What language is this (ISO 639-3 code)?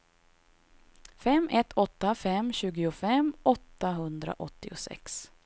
swe